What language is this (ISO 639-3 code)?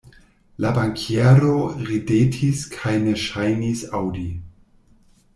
epo